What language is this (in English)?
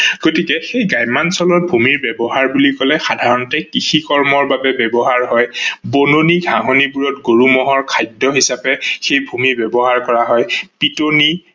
Assamese